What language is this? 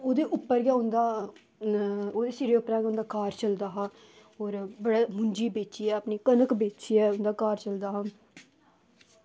Dogri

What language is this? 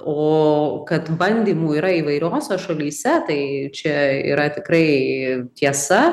Lithuanian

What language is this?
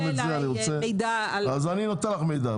Hebrew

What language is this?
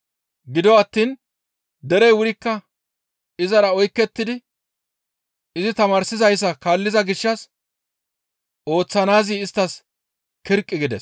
Gamo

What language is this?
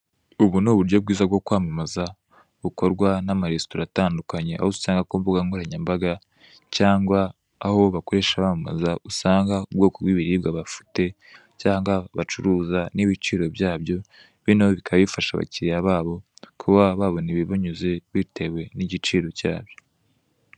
Kinyarwanda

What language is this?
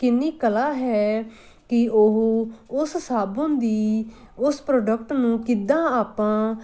Punjabi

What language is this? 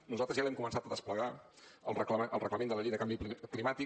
Catalan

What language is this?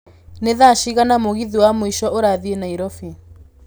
Kikuyu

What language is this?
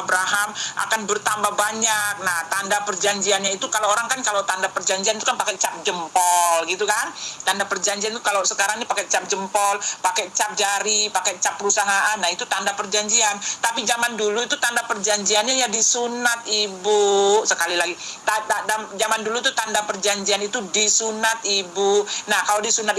Indonesian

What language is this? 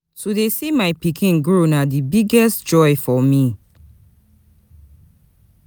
Nigerian Pidgin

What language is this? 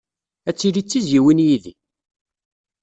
Kabyle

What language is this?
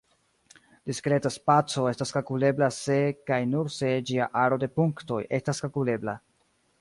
Esperanto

